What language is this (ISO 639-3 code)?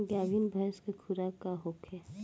bho